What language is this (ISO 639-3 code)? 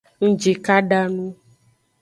ajg